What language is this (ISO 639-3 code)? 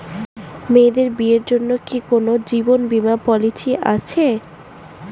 ben